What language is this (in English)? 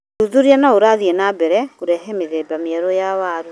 Kikuyu